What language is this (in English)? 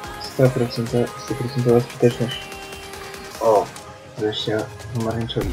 Polish